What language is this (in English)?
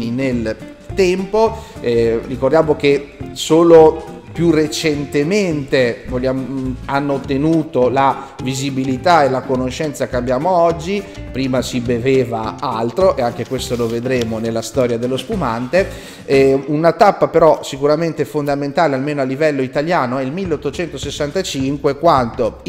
Italian